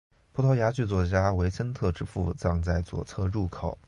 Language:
Chinese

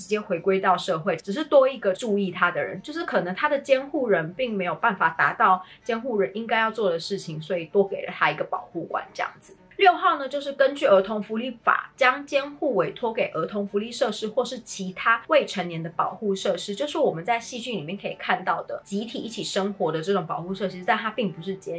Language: Chinese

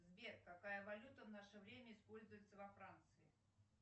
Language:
Russian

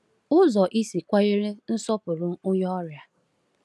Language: Igbo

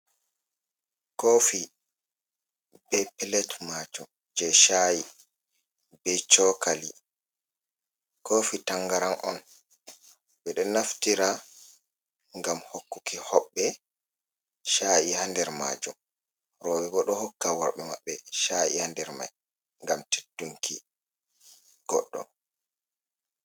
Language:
Fula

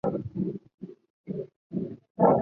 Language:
Chinese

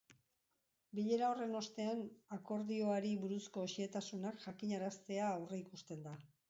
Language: Basque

